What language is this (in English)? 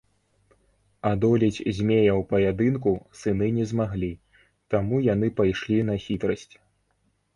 Belarusian